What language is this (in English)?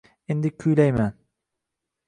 Uzbek